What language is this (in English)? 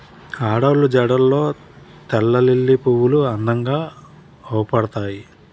Telugu